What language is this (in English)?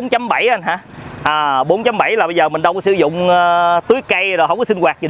Vietnamese